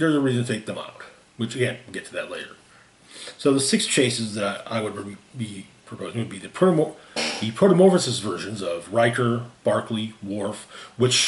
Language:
English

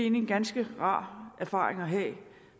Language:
Danish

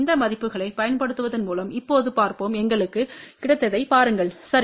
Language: Tamil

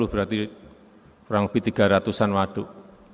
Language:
Indonesian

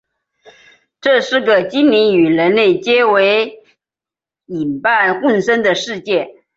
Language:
Chinese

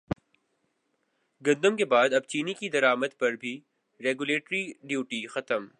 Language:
Urdu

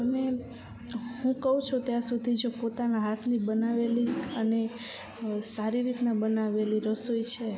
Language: Gujarati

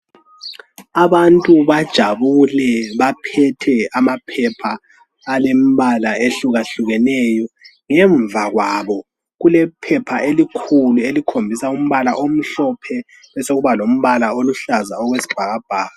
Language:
North Ndebele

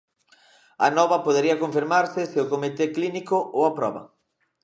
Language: Galician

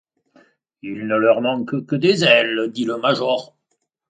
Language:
French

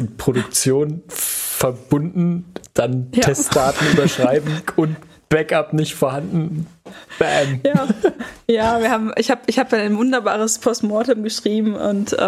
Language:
German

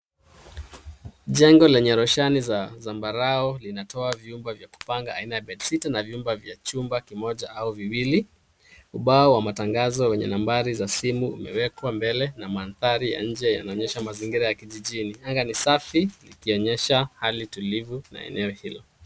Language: Swahili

